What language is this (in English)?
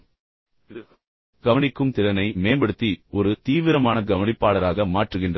Tamil